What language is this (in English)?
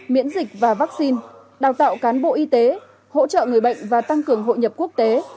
Vietnamese